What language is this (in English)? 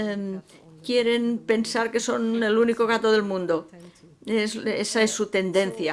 Spanish